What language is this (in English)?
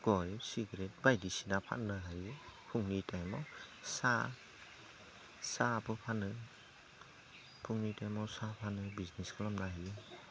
Bodo